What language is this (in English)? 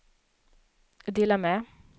Swedish